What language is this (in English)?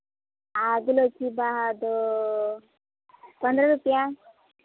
Santali